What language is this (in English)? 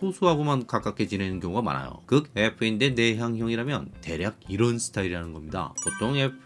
Korean